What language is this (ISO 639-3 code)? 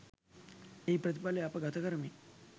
sin